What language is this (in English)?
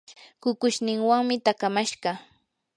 Yanahuanca Pasco Quechua